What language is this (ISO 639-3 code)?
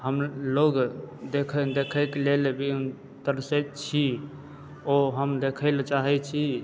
mai